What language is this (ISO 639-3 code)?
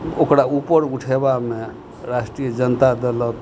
mai